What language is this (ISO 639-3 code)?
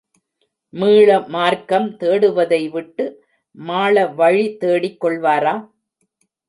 tam